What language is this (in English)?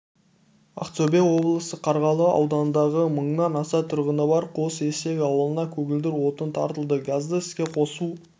Kazakh